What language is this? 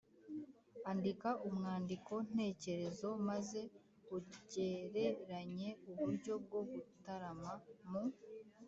Kinyarwanda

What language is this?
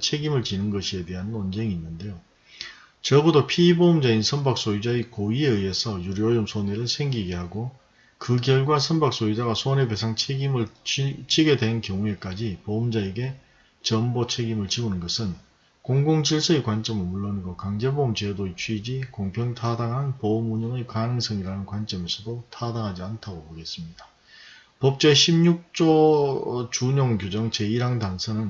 Korean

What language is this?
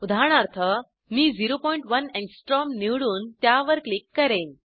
Marathi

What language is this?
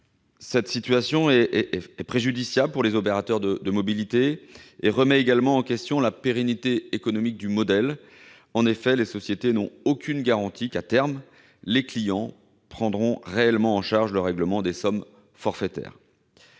French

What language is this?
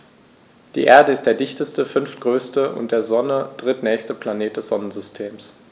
German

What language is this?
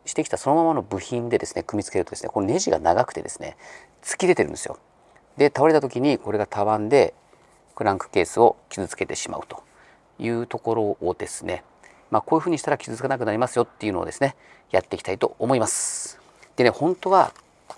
Japanese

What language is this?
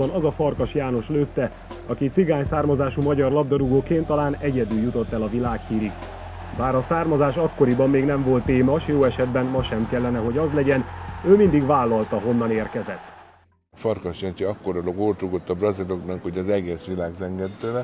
Hungarian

